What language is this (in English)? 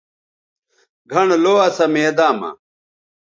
Bateri